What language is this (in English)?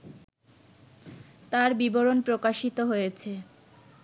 Bangla